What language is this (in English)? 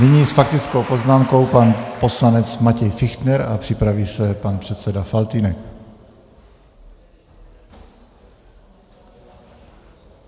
Czech